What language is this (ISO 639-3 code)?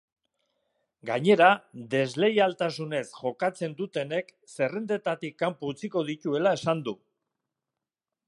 eus